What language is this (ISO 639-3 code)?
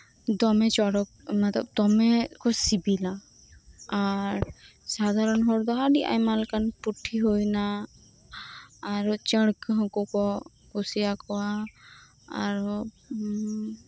sat